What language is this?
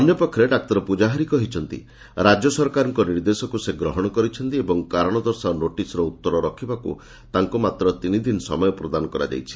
Odia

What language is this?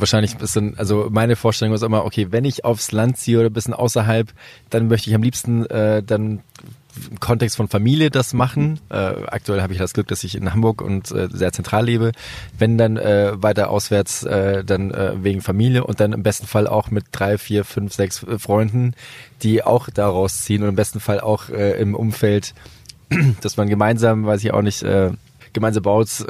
German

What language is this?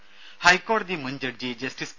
Malayalam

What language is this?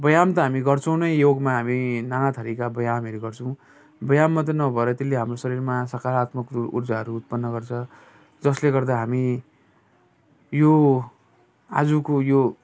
Nepali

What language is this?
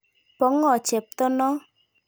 Kalenjin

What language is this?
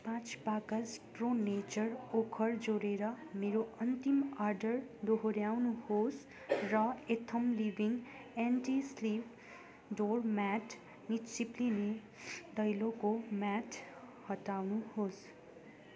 Nepali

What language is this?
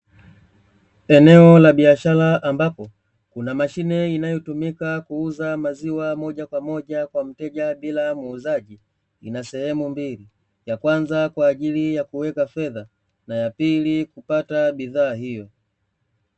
Swahili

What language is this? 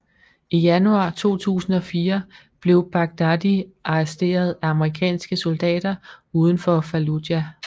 Danish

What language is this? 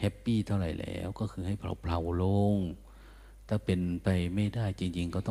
Thai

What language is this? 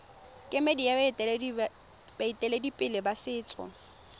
Tswana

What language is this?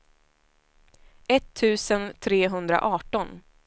Swedish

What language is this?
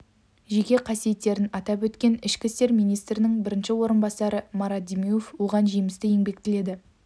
Kazakh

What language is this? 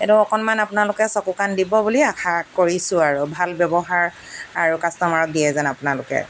Assamese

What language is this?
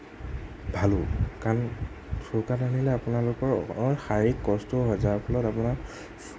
Assamese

